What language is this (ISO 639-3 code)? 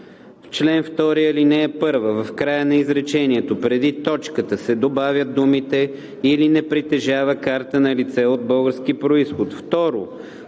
bul